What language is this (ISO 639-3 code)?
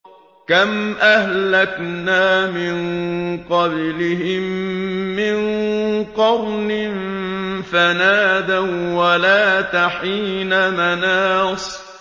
ara